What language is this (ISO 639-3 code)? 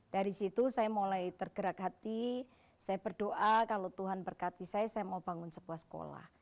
ind